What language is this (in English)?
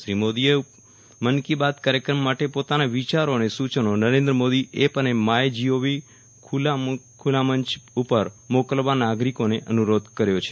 Gujarati